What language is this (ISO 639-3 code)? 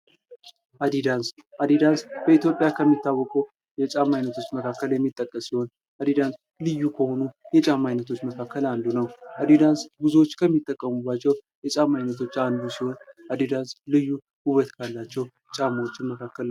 amh